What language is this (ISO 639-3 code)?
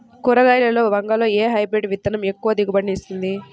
tel